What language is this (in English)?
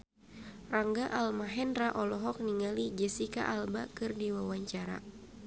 Sundanese